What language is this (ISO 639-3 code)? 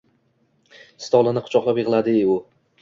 uzb